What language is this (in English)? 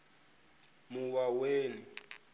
Venda